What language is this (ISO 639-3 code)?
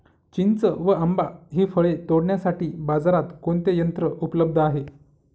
mar